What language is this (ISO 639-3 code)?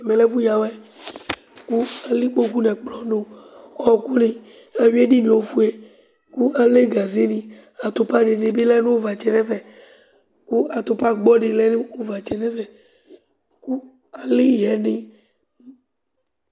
kpo